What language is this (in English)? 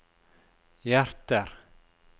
Norwegian